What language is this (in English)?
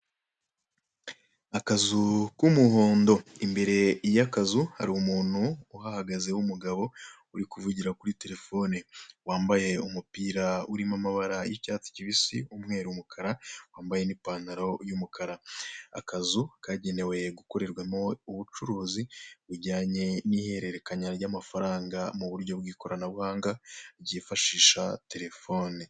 Kinyarwanda